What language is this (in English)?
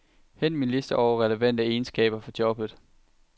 Danish